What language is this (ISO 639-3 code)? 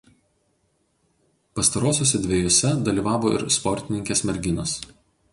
lit